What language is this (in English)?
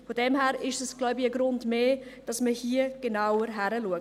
Swiss German